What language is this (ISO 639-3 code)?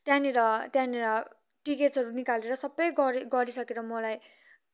nep